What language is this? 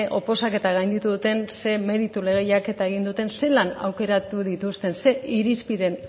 Basque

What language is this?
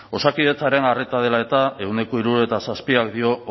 Basque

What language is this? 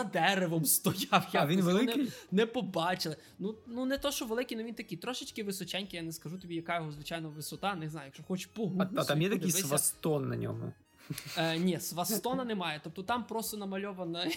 Ukrainian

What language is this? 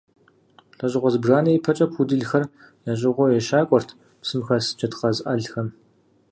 Kabardian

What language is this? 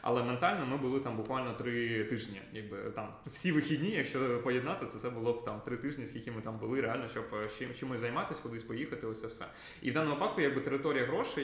Ukrainian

